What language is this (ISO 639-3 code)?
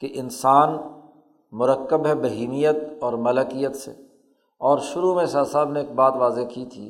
urd